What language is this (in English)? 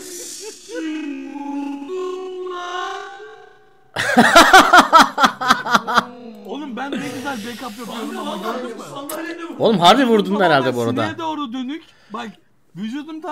Turkish